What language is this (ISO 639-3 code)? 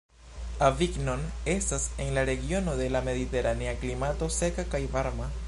epo